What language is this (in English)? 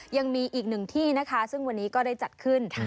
Thai